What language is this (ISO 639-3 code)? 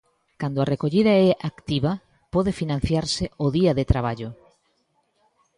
glg